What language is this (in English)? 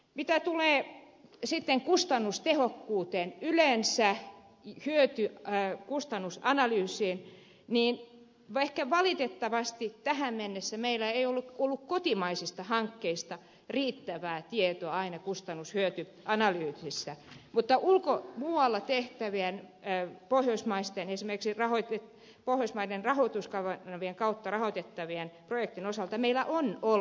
Finnish